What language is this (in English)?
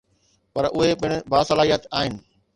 Sindhi